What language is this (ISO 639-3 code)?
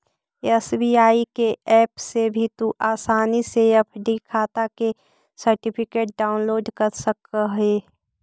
mag